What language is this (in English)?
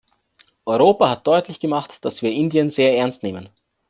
German